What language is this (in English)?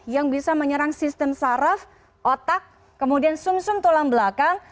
Indonesian